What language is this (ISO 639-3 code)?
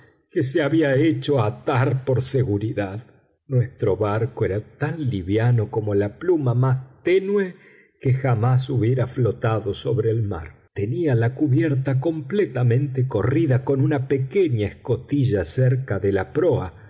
spa